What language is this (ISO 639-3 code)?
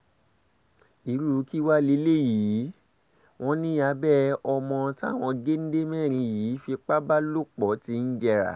yor